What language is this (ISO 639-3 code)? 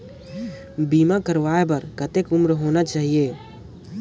hne